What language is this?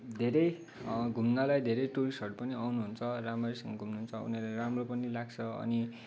Nepali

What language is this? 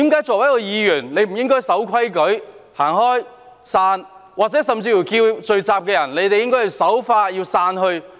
Cantonese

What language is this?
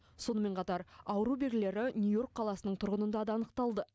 Kazakh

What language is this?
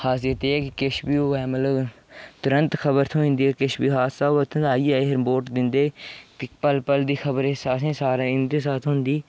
Dogri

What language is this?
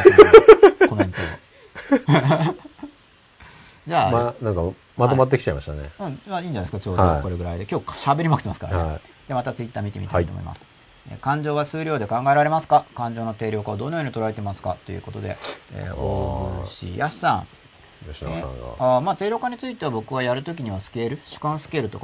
Japanese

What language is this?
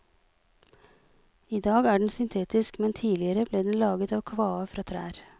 Norwegian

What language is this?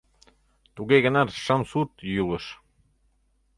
Mari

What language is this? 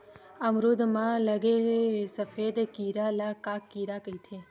Chhattisgarhi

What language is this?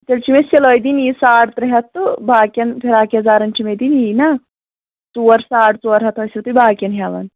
Kashmiri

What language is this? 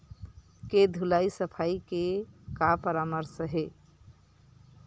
Chhattisgarhi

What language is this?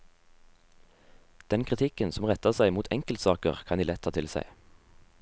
Norwegian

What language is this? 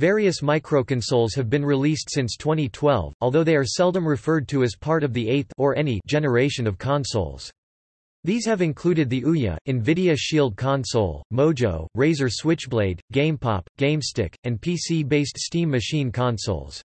English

